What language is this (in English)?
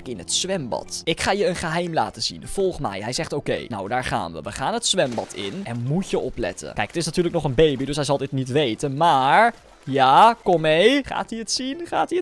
Dutch